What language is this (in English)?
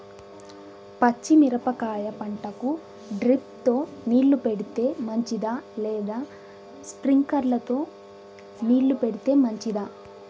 Telugu